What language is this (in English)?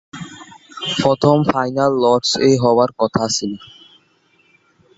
Bangla